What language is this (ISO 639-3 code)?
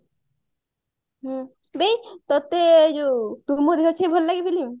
ori